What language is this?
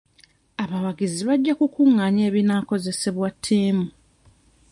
Ganda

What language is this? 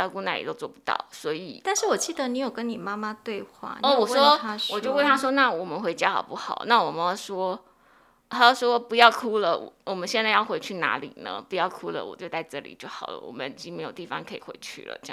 Chinese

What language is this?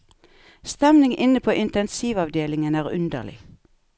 Norwegian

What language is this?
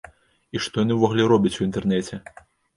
Belarusian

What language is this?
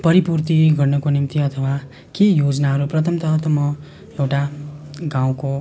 Nepali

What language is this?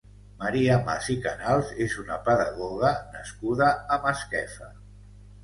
Catalan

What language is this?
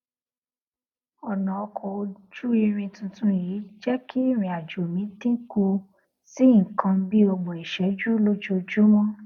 Yoruba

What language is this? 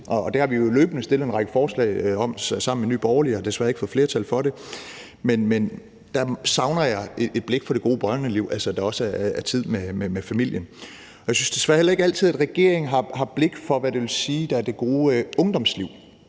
Danish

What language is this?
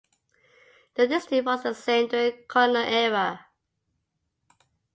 English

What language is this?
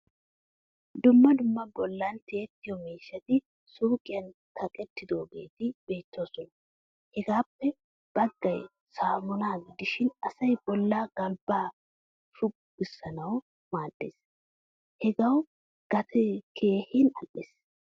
Wolaytta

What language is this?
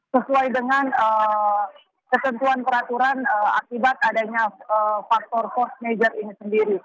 Indonesian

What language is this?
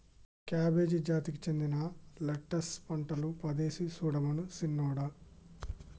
Telugu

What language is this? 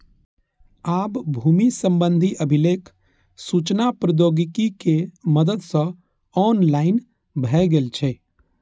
Maithili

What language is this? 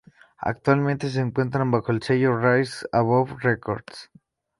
Spanish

